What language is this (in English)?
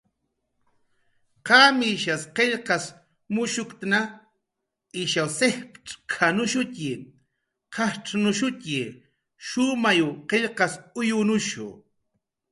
Jaqaru